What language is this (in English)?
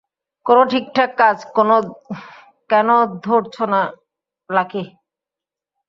Bangla